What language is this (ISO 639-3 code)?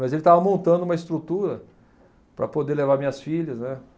por